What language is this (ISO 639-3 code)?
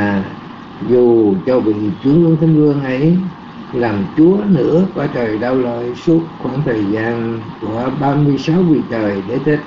vie